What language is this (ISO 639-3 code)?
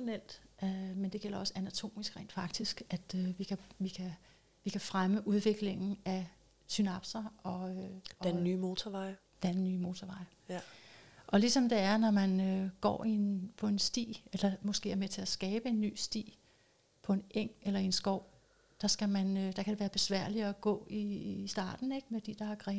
dan